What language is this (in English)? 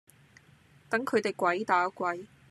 Cantonese